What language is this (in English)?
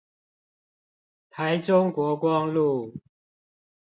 Chinese